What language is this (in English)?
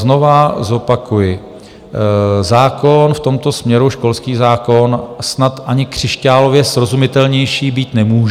Czech